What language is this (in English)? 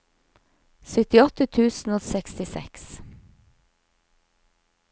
Norwegian